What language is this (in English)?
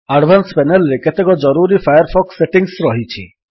Odia